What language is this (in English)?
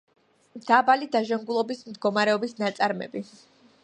Georgian